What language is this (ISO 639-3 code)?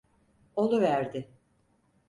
tur